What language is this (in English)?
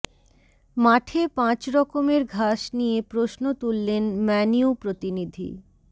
Bangla